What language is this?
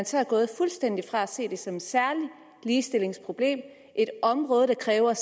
Danish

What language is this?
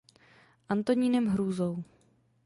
Czech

